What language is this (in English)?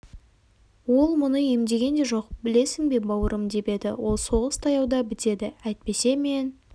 Kazakh